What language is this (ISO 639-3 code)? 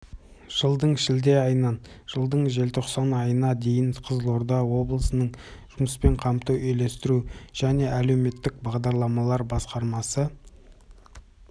kaz